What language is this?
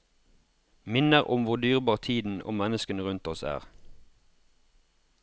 Norwegian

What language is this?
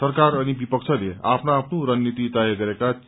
Nepali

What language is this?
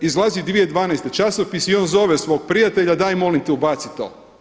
Croatian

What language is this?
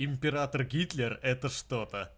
Russian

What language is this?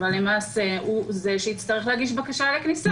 Hebrew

